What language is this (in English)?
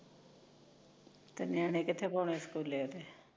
Punjabi